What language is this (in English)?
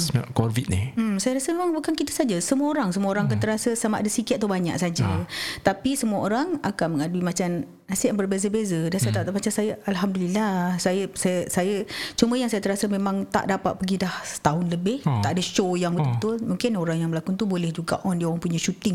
Malay